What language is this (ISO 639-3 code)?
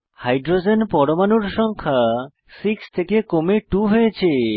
ben